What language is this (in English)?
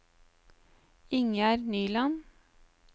Norwegian